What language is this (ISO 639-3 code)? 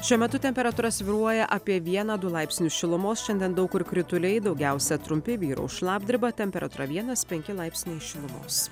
lit